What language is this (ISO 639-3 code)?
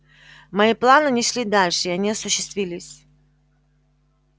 rus